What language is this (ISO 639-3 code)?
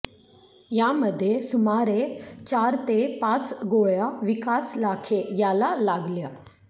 mar